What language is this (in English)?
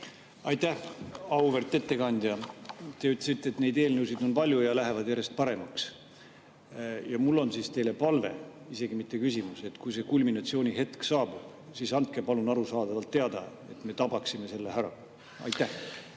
Estonian